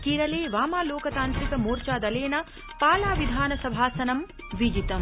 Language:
Sanskrit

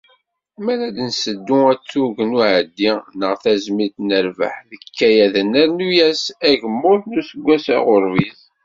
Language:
Kabyle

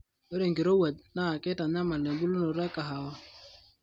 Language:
Masai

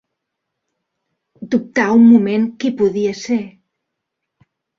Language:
Catalan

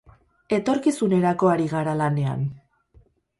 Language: Basque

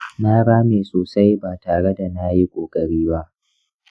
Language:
Hausa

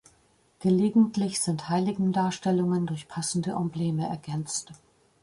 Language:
German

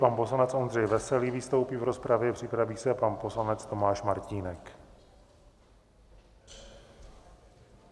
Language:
Czech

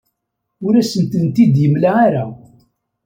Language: Kabyle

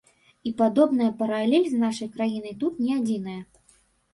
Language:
Belarusian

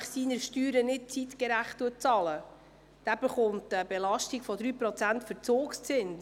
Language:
Swiss German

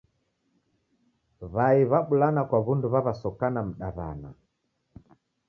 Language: Taita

